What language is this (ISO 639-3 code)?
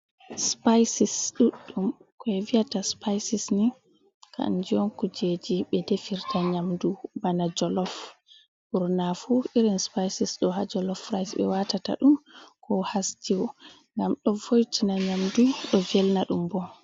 ful